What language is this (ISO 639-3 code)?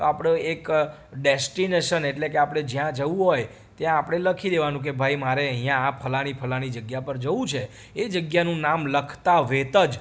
guj